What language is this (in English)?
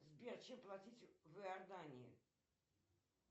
Russian